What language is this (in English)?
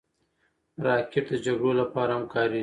Pashto